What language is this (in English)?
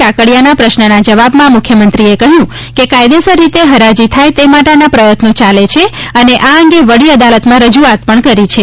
Gujarati